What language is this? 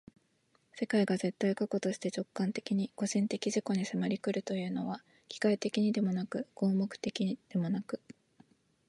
Japanese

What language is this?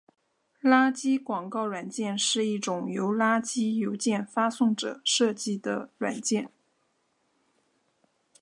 Chinese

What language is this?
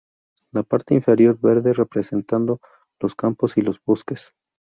Spanish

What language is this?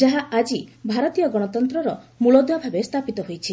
Odia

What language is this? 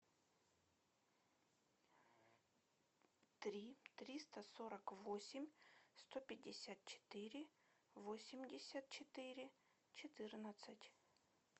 Russian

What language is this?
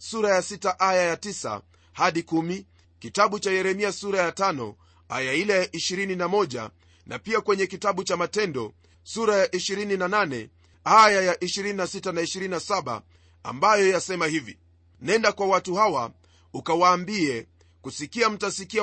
Swahili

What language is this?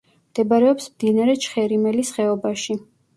Georgian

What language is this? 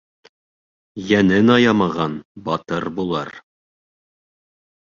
Bashkir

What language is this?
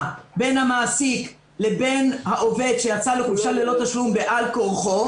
Hebrew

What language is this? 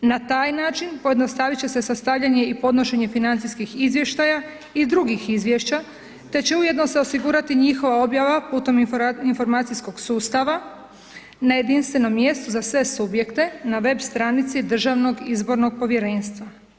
Croatian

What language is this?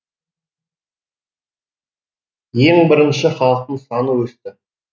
Kazakh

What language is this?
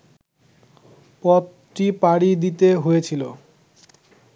Bangla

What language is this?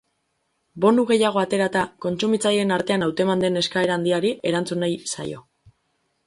Basque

